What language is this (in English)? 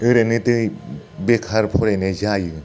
Bodo